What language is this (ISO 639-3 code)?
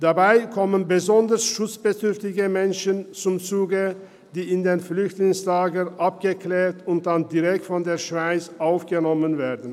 gsw